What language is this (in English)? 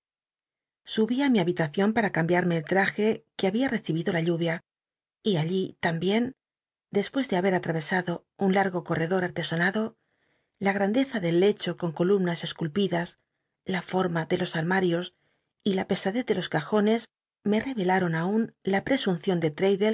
Spanish